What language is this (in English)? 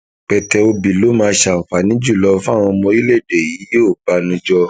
Yoruba